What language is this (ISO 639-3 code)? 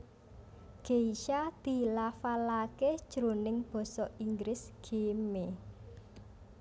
jav